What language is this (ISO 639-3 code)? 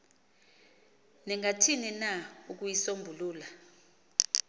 xho